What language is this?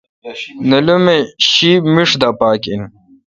Kalkoti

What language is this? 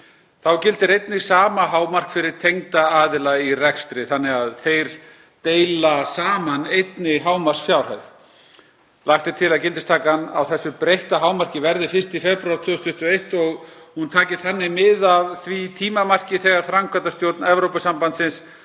Icelandic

